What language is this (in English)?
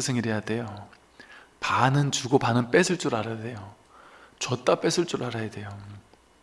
Korean